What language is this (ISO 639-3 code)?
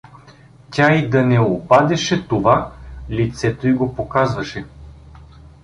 bul